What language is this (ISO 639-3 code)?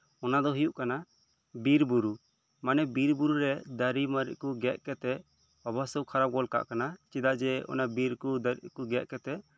sat